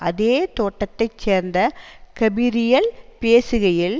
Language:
Tamil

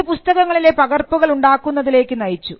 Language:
Malayalam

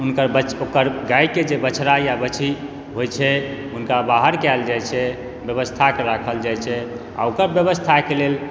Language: Maithili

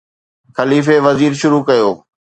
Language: Sindhi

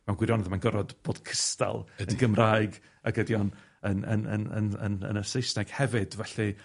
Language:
Welsh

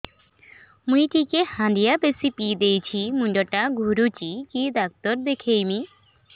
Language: Odia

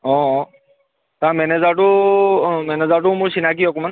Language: Assamese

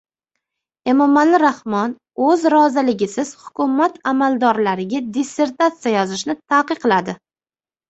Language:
Uzbek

